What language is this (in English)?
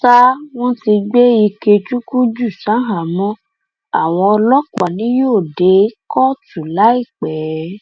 Yoruba